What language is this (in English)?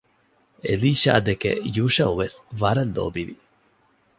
Divehi